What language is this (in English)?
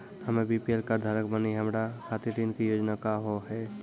Maithili